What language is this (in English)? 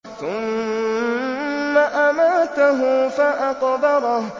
Arabic